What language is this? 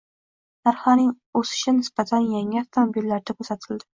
Uzbek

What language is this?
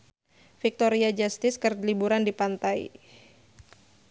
Sundanese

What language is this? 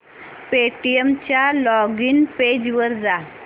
Marathi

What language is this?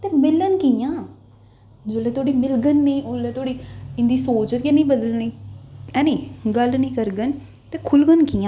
Dogri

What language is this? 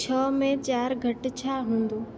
Sindhi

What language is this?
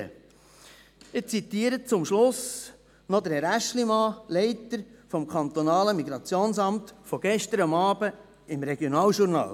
Swiss German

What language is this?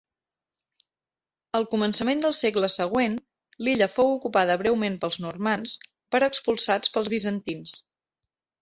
Catalan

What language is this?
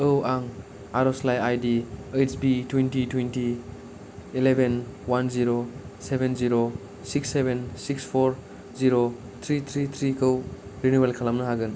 Bodo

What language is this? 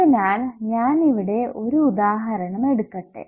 Malayalam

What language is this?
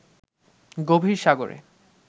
Bangla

